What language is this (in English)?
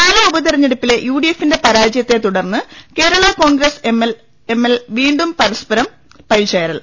Malayalam